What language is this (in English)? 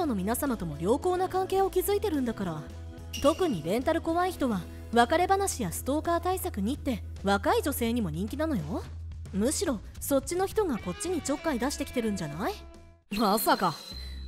Japanese